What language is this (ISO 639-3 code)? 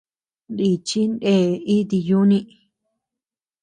cux